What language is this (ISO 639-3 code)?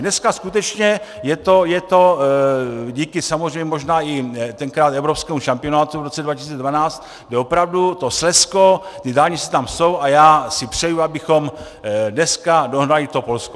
ces